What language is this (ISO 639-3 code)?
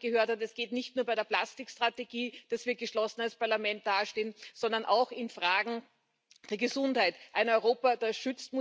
eng